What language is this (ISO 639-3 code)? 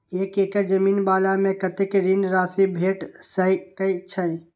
mai